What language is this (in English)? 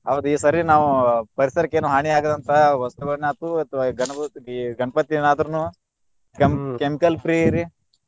Kannada